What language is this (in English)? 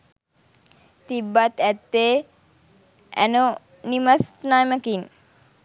Sinhala